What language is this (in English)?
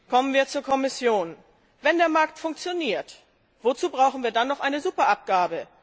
German